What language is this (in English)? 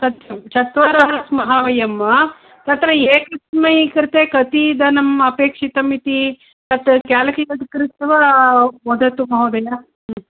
Sanskrit